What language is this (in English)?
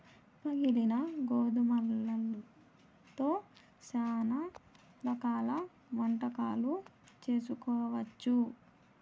Telugu